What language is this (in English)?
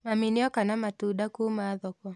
Kikuyu